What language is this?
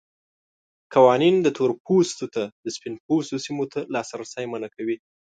Pashto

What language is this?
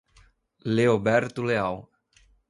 Portuguese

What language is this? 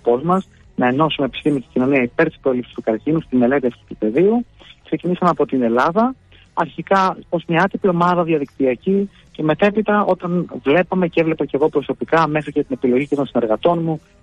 Greek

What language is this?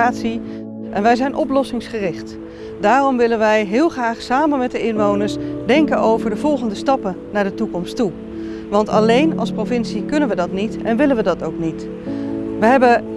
Dutch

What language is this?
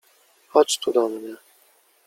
Polish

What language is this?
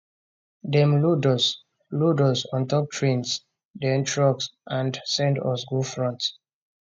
Nigerian Pidgin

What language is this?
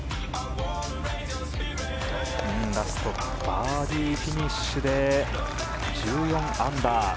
Japanese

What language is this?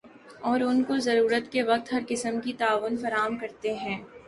Urdu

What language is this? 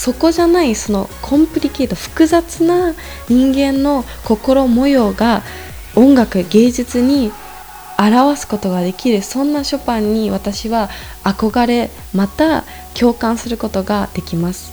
Japanese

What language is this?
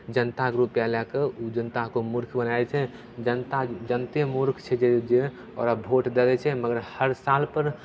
Maithili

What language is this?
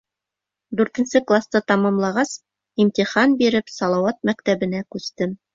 Bashkir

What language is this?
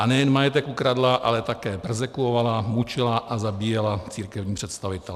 Czech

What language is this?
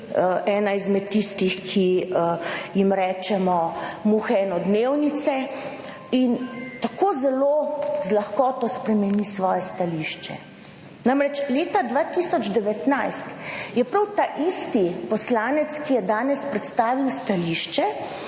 Slovenian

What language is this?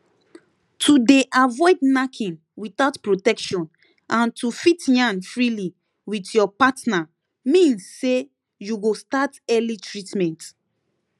Nigerian Pidgin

